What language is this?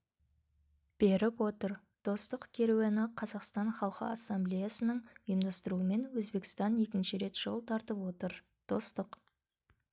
Kazakh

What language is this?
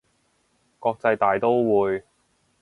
Cantonese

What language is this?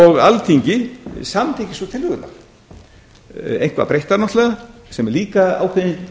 Icelandic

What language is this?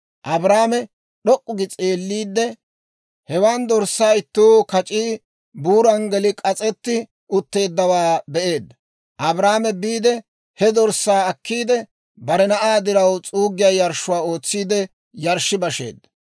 Dawro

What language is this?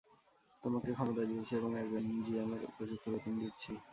Bangla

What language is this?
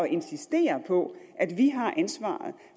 Danish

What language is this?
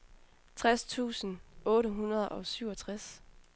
Danish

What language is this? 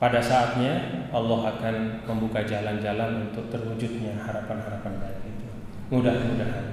Indonesian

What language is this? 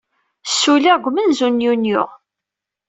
Kabyle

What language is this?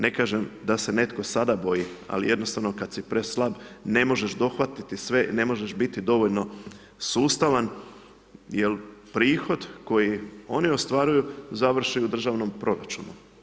Croatian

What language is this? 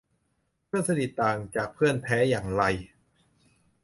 Thai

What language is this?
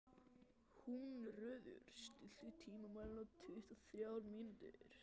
Icelandic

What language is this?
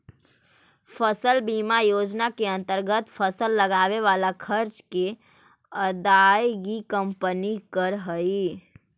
Magahi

